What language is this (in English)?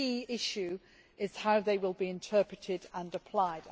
English